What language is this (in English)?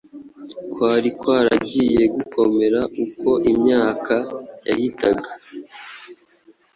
Kinyarwanda